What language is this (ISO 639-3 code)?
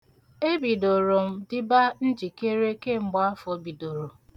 ibo